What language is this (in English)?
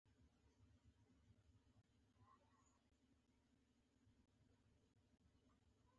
Pashto